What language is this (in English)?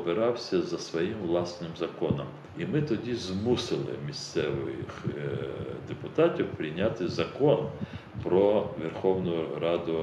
Ukrainian